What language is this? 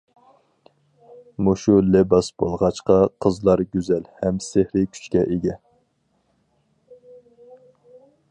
Uyghur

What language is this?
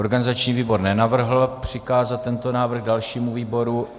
Czech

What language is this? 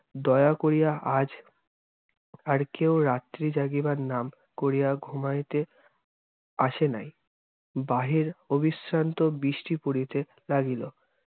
Bangla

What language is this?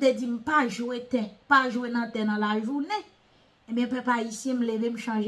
French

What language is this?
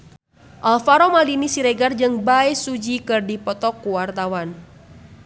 Sundanese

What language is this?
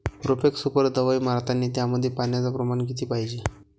Marathi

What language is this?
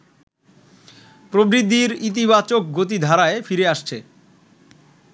Bangla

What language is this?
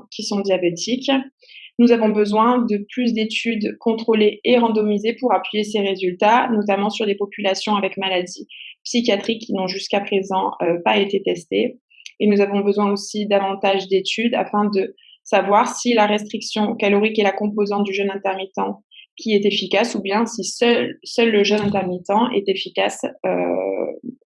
French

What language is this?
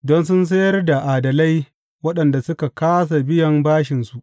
Hausa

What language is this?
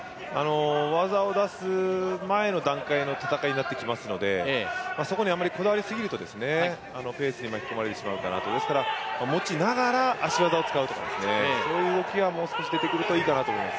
Japanese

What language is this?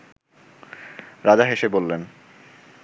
Bangla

